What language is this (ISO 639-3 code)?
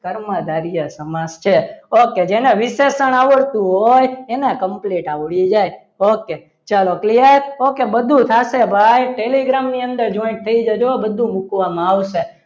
guj